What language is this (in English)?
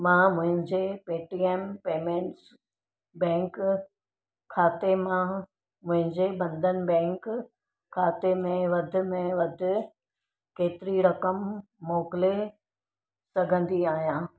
Sindhi